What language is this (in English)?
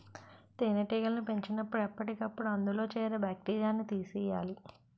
Telugu